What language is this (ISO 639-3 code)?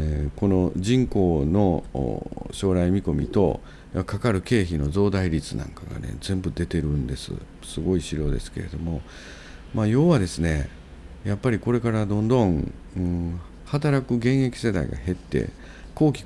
jpn